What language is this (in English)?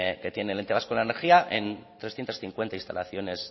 Spanish